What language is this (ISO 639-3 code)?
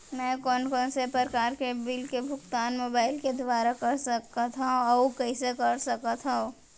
hne